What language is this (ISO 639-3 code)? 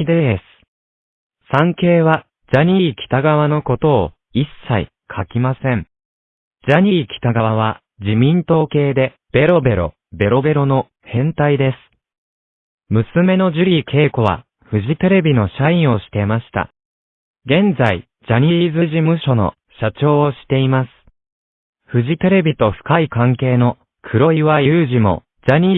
jpn